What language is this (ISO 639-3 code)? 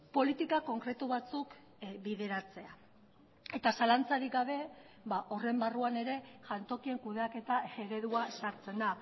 eus